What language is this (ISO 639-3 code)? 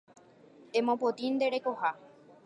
grn